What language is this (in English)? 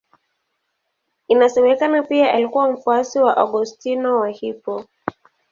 Swahili